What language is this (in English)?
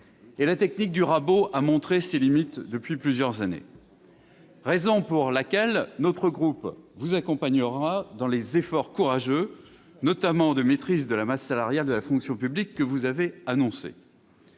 French